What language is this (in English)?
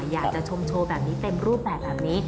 Thai